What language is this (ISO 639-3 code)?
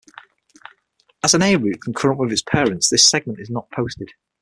eng